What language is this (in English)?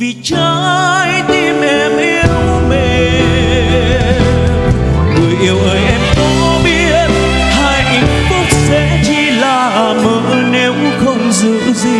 Vietnamese